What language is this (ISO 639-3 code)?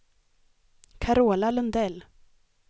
swe